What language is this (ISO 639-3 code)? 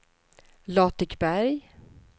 swe